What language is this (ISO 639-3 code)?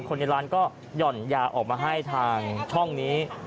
tha